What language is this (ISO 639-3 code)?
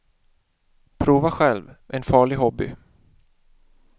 swe